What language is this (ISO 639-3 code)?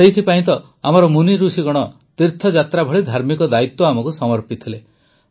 ori